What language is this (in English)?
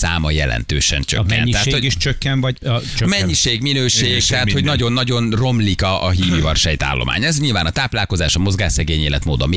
Hungarian